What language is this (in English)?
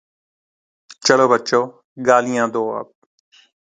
Urdu